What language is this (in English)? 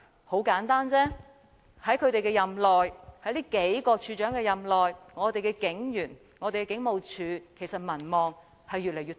Cantonese